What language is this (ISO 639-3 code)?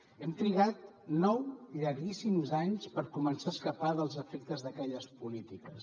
cat